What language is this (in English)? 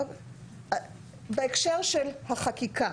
Hebrew